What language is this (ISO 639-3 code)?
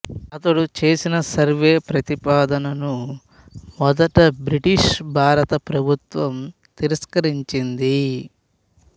tel